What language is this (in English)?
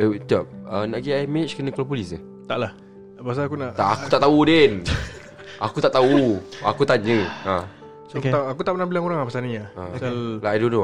Malay